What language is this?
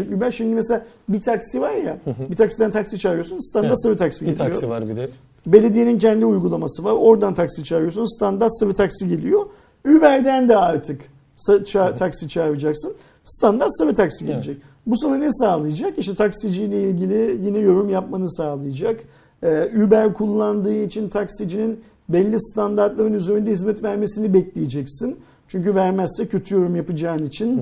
Turkish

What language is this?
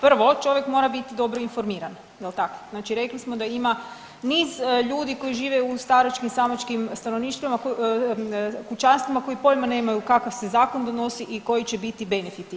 Croatian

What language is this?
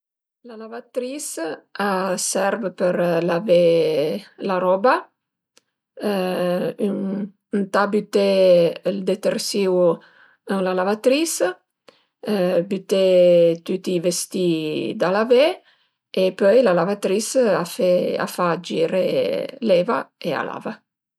Piedmontese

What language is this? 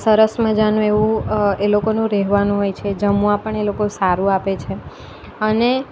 Gujarati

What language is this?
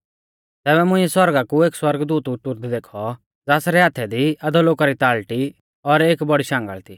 Mahasu Pahari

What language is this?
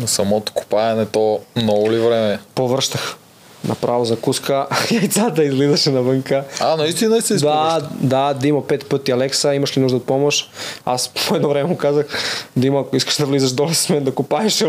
Bulgarian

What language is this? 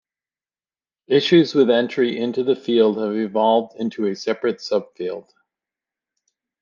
English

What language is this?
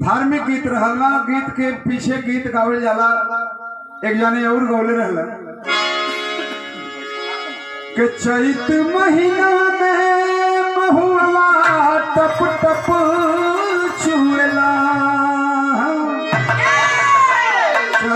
Hindi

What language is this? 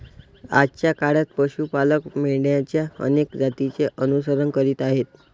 Marathi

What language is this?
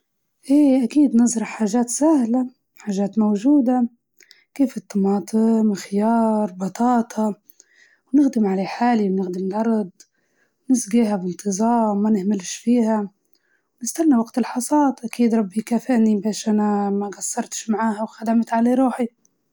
Libyan Arabic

